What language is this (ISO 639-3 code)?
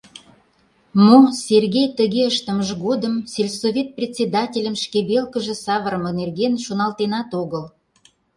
chm